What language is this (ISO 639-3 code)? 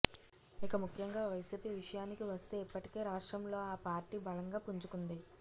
tel